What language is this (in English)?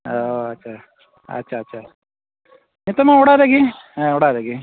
Santali